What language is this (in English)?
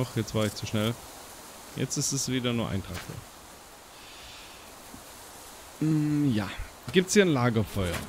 German